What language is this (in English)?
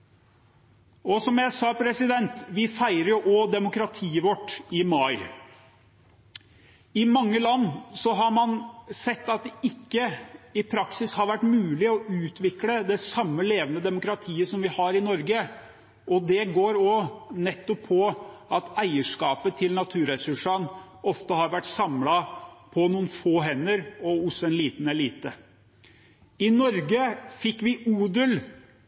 Norwegian Bokmål